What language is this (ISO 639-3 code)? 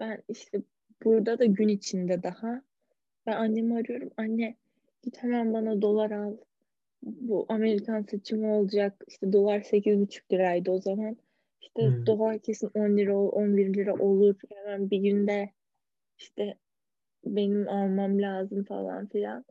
tur